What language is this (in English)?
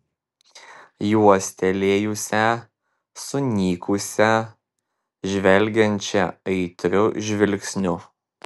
Lithuanian